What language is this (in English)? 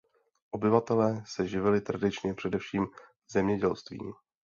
Czech